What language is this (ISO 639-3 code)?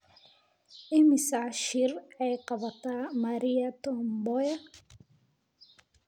som